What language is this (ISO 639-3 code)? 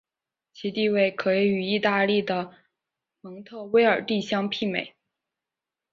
zho